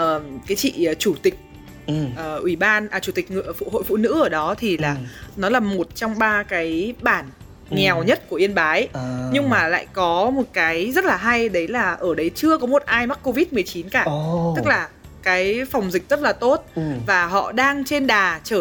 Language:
Vietnamese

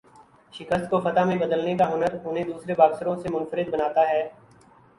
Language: Urdu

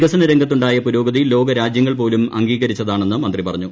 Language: Malayalam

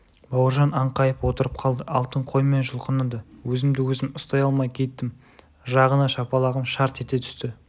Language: Kazakh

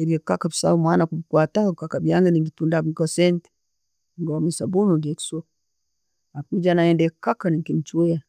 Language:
Tooro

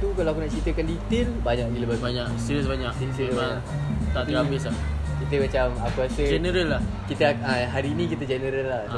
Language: Malay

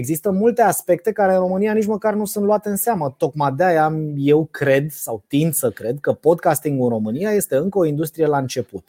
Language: Romanian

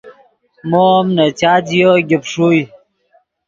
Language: Yidgha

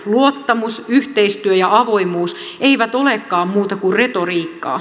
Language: Finnish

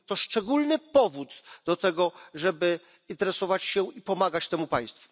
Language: Polish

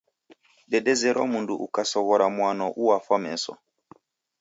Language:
Taita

